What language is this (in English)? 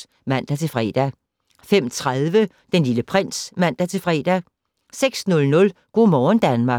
Danish